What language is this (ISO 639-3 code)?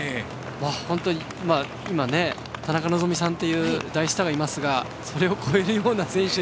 jpn